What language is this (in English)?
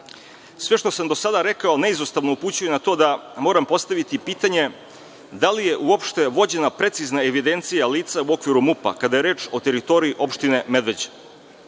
Serbian